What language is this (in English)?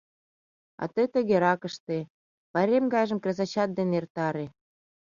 Mari